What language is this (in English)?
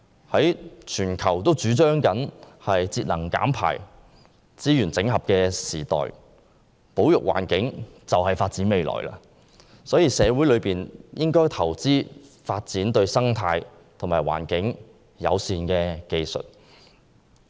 Cantonese